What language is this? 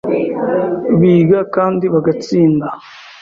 Kinyarwanda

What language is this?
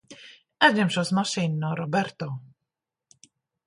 Latvian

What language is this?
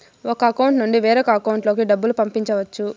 Telugu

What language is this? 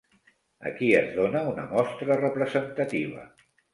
Catalan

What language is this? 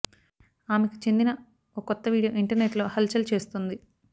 Telugu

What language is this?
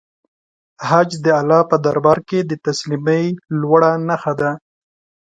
Pashto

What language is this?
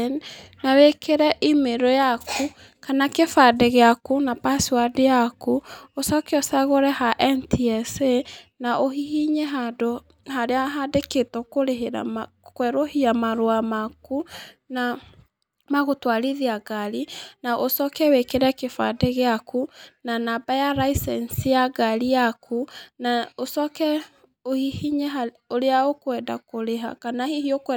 Kikuyu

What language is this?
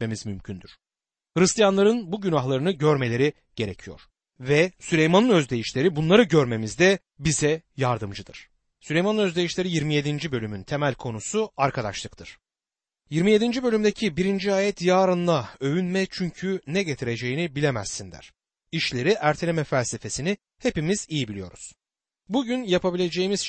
Turkish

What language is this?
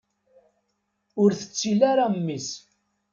Kabyle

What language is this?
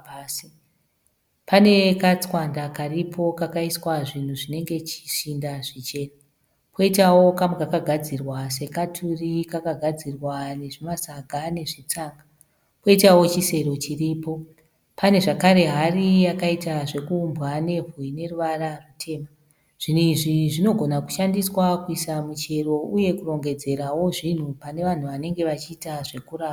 Shona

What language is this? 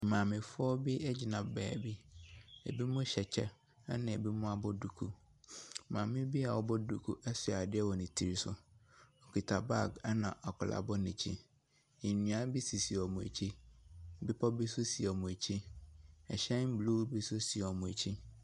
Akan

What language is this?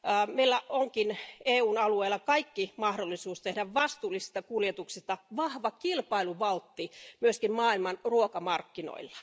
Finnish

